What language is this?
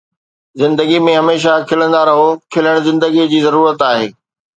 Sindhi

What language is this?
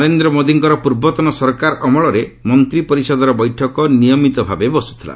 Odia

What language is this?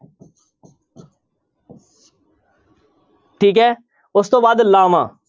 Punjabi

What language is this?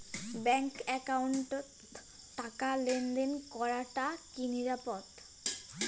Bangla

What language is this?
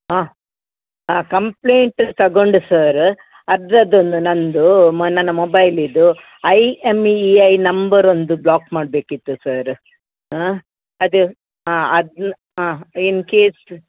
Kannada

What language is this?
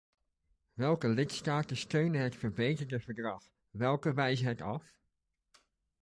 Dutch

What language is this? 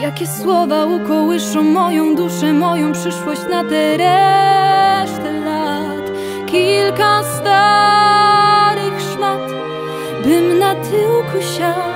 Polish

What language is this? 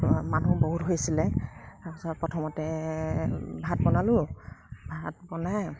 Assamese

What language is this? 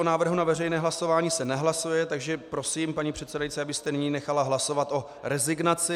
Czech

